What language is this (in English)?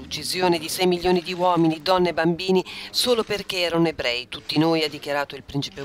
Italian